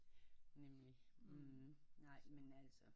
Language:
Danish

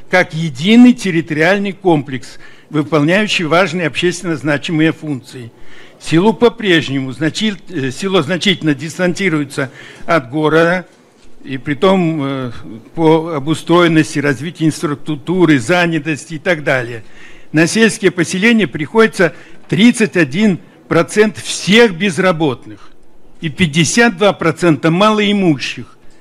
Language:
Russian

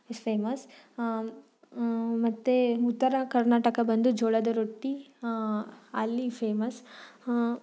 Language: Kannada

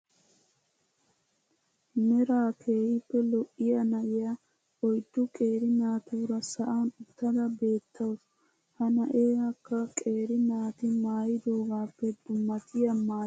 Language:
Wolaytta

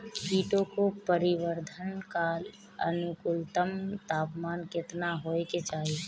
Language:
Bhojpuri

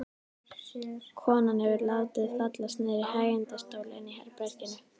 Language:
Icelandic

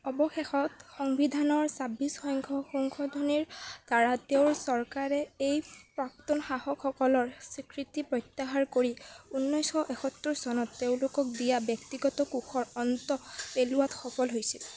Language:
Assamese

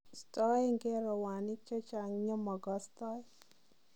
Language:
Kalenjin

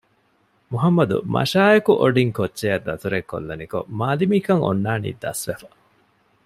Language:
Divehi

